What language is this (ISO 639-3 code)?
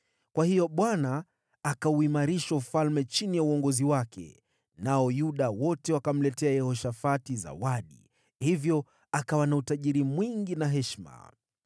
swa